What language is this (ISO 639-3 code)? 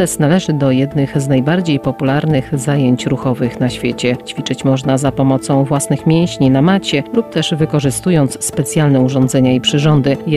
pol